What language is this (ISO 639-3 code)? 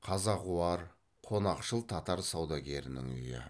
kaz